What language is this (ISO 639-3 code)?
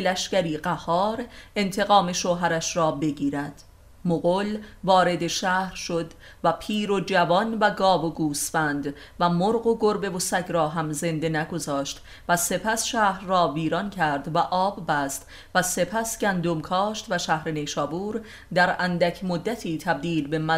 fas